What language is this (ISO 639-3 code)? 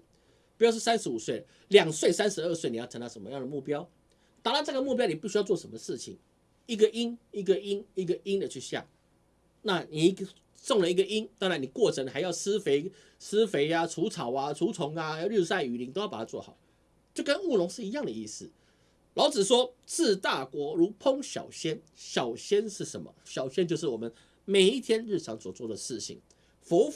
zho